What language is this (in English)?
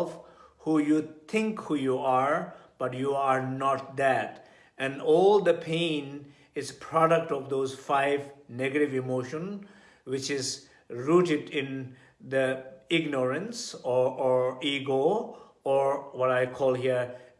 English